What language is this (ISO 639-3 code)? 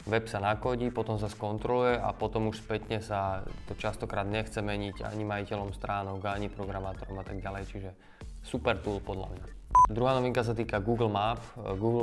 slk